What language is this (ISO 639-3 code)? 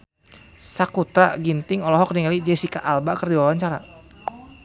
sun